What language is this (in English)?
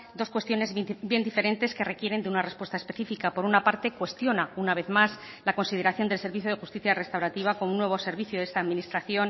Spanish